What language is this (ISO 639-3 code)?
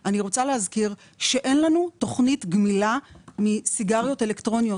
heb